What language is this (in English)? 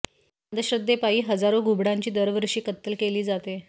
Marathi